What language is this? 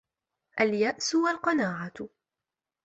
Arabic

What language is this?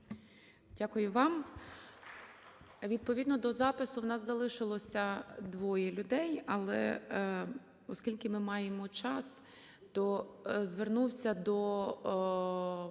Ukrainian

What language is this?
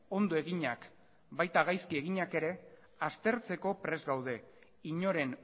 Basque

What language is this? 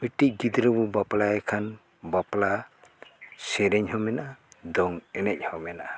Santali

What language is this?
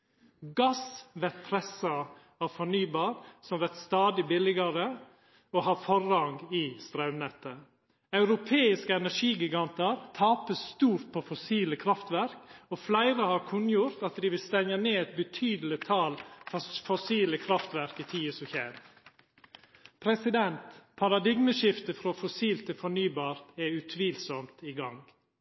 Norwegian Nynorsk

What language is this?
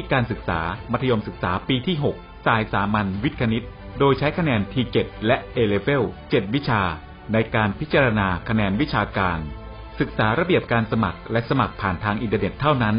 Thai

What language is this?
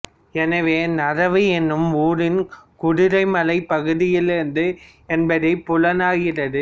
Tamil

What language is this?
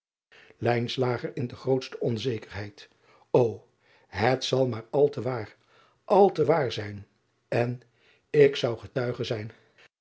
Dutch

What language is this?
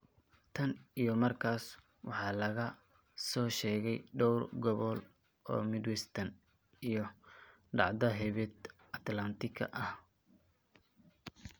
Somali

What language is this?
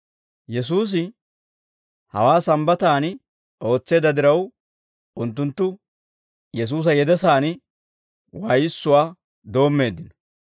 Dawro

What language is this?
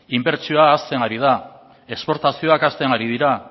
Basque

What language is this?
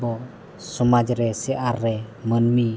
Santali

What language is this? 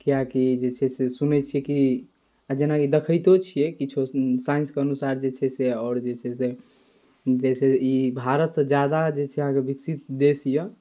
Maithili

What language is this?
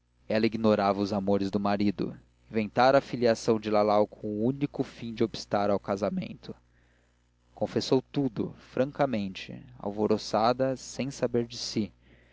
Portuguese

